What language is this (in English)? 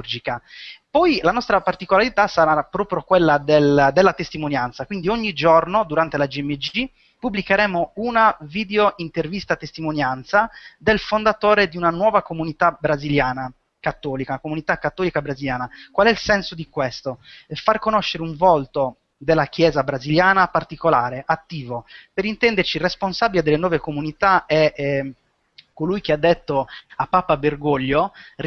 Italian